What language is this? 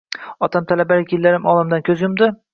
Uzbek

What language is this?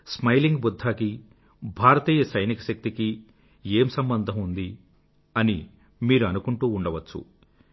Telugu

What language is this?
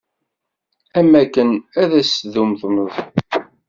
Kabyle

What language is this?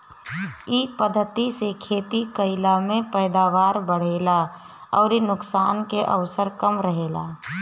Bhojpuri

